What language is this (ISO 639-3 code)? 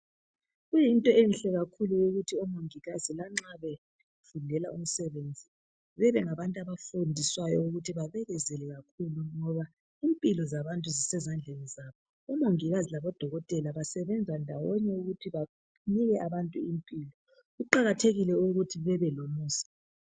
nde